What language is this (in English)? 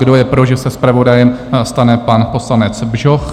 Czech